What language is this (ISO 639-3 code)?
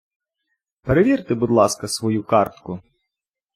ukr